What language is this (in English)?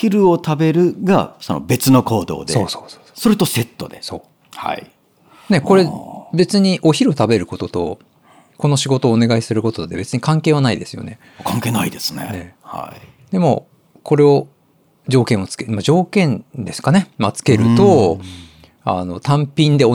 Japanese